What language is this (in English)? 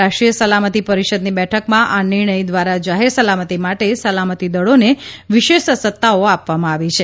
Gujarati